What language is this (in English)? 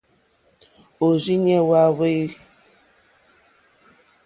Mokpwe